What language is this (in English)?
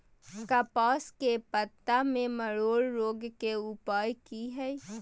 Maithili